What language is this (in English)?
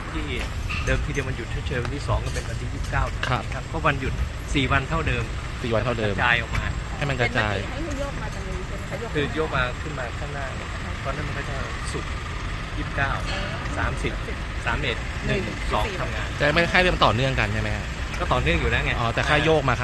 Thai